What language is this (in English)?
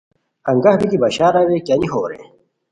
Khowar